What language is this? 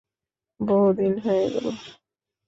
Bangla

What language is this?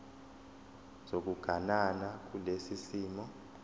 Zulu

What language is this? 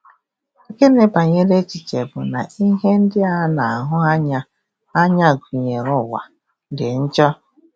Igbo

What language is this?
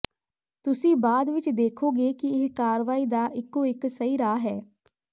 Punjabi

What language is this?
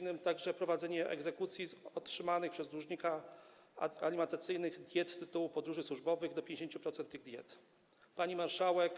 Polish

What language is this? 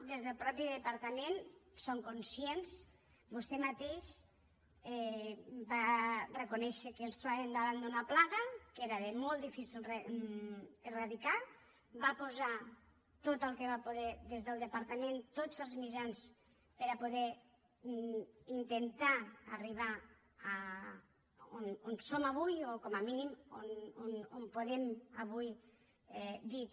Catalan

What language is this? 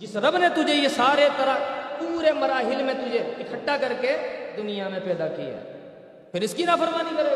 Urdu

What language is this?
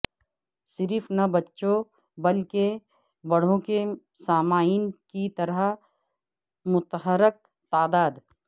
Urdu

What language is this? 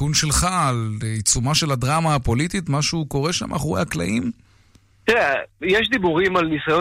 Hebrew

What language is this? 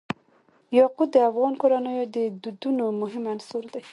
Pashto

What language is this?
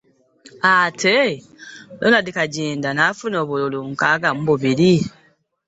Ganda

